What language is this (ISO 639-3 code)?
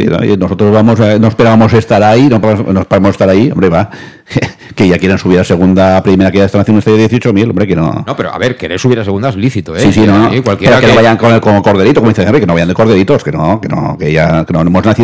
spa